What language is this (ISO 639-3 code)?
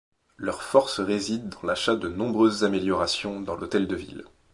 fra